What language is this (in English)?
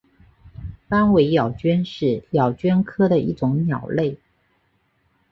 Chinese